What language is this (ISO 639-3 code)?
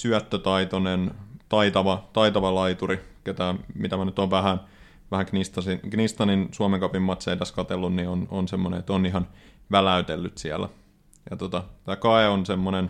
fin